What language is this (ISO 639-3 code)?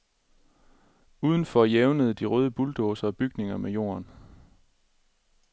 dan